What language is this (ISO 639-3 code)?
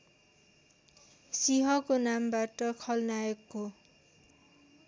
nep